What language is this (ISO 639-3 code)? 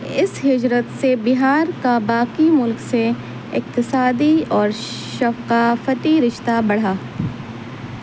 urd